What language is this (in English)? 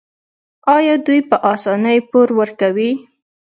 Pashto